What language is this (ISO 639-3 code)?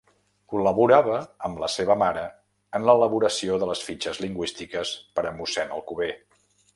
cat